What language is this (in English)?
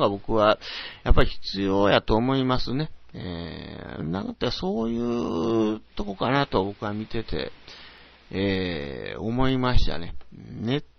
Japanese